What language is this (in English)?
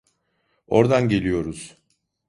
Turkish